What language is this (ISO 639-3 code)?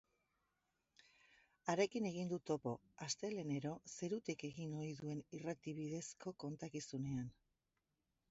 eus